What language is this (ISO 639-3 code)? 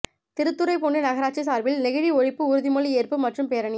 tam